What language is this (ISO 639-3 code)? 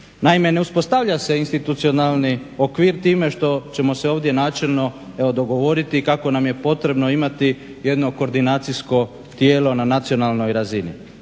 hrv